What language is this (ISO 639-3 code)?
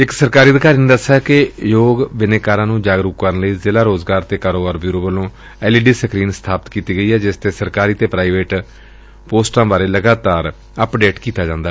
pan